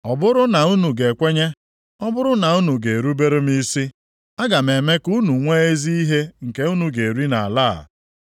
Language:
Igbo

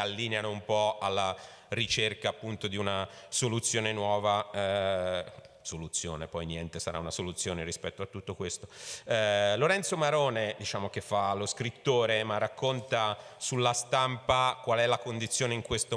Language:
Italian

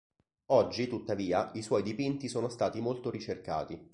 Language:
Italian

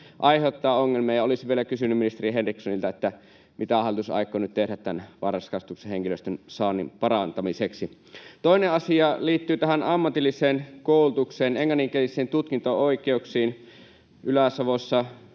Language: Finnish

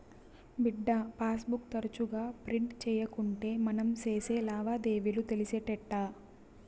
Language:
Telugu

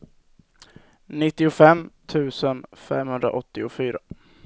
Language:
Swedish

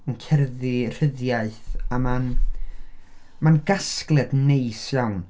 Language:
Welsh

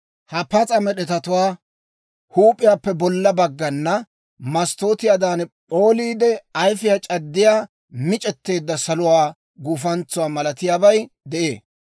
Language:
Dawro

